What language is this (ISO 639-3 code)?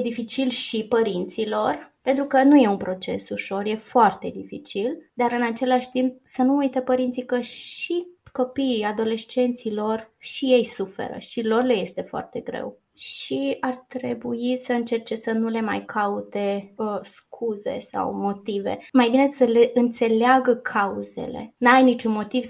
ron